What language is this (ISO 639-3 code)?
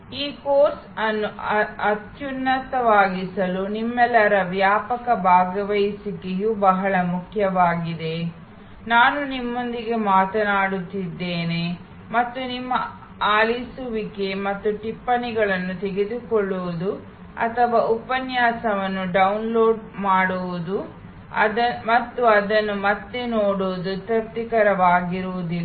kan